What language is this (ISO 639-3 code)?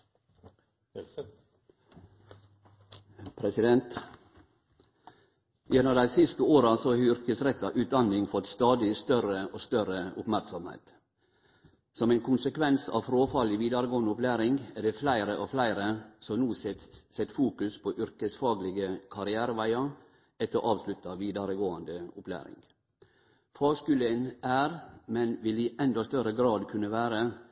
nor